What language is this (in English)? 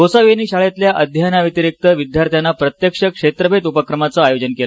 Marathi